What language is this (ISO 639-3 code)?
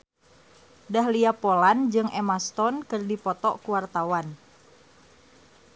sun